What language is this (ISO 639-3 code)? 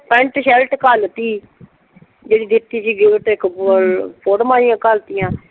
pan